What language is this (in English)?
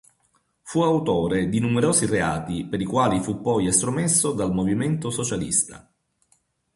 Italian